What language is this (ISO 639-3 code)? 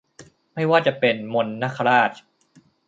tha